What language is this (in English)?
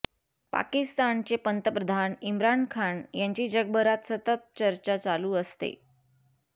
Marathi